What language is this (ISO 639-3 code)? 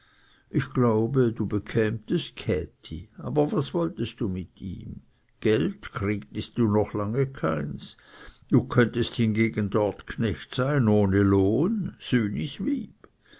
deu